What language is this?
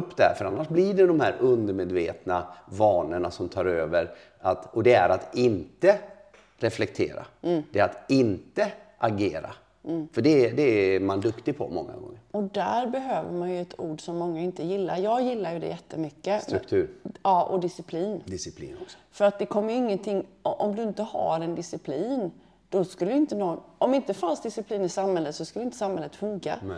Swedish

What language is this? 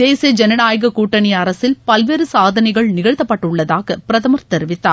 Tamil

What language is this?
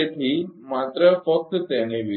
Gujarati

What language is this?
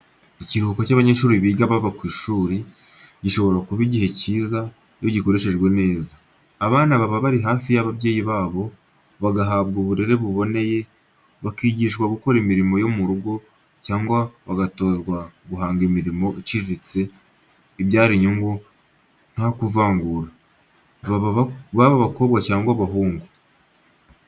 Kinyarwanda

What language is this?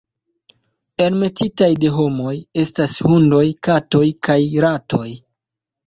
Esperanto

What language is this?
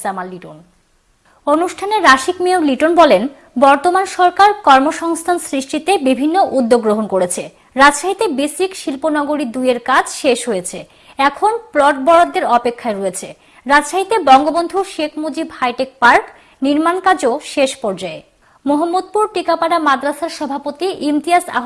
Turkish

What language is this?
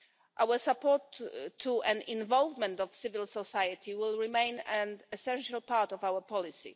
English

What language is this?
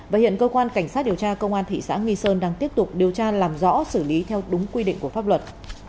Vietnamese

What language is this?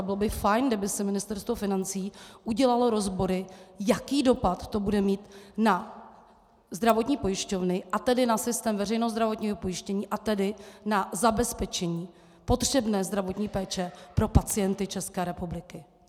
Czech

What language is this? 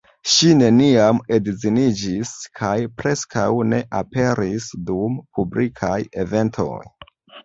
Esperanto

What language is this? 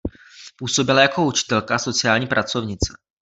Czech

